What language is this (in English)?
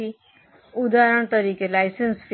Gujarati